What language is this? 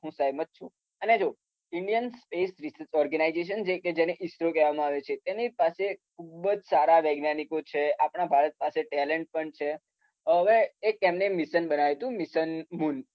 Gujarati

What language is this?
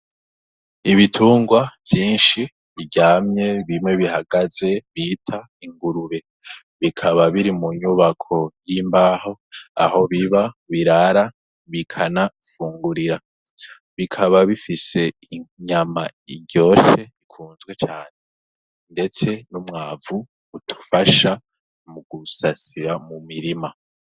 Rundi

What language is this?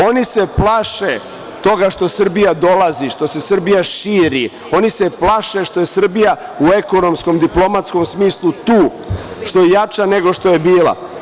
Serbian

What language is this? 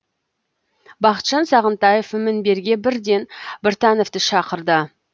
Kazakh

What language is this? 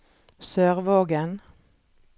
Norwegian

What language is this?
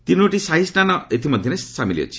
Odia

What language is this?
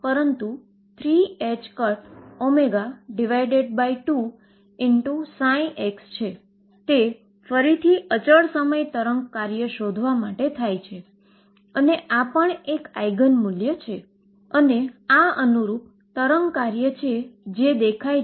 Gujarati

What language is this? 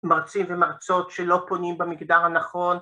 Hebrew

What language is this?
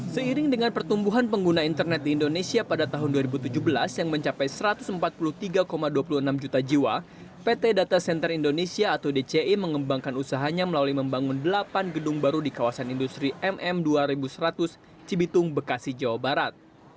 Indonesian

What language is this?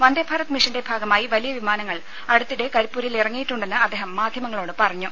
Malayalam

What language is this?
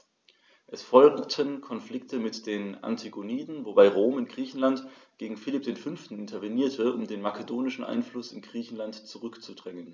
German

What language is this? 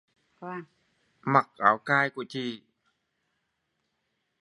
Vietnamese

